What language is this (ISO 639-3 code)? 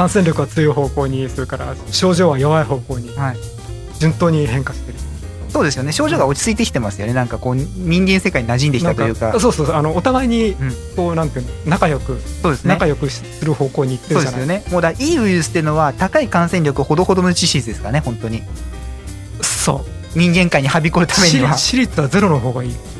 jpn